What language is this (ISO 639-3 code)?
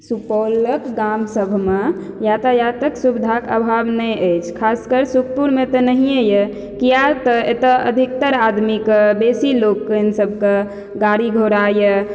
mai